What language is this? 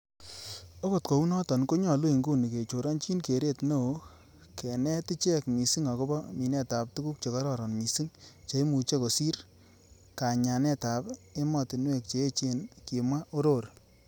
Kalenjin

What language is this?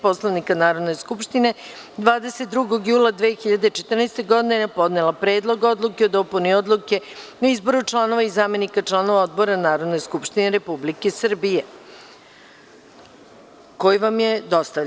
Serbian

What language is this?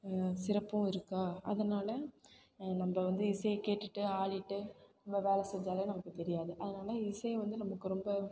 Tamil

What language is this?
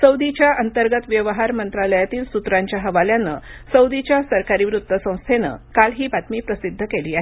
Marathi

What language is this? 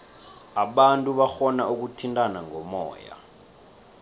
South Ndebele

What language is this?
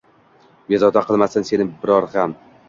Uzbek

